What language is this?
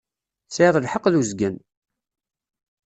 Kabyle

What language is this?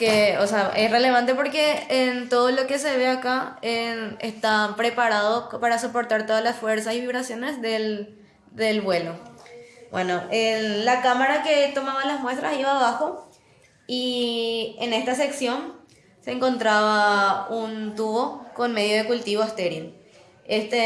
Spanish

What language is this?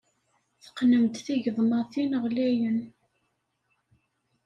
Kabyle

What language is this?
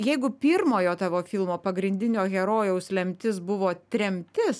Lithuanian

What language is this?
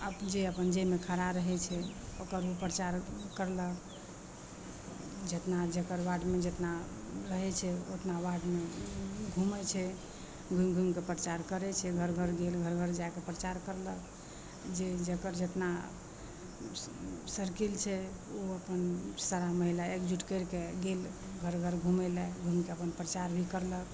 Maithili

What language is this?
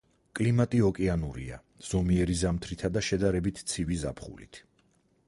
Georgian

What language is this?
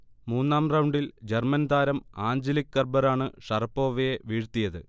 Malayalam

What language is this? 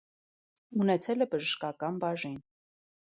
Armenian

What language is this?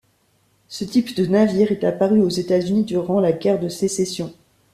French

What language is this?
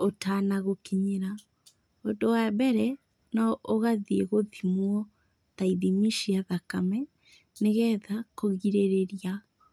Kikuyu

